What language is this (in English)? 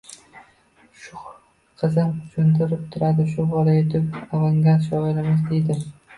Uzbek